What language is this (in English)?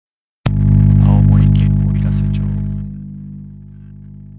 Japanese